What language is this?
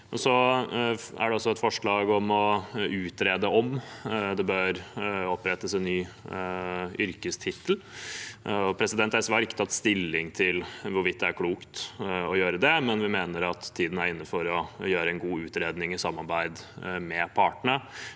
Norwegian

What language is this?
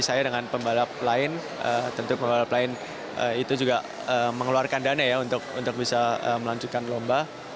Indonesian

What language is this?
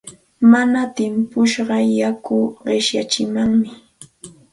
Santa Ana de Tusi Pasco Quechua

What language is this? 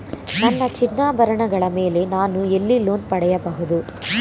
Kannada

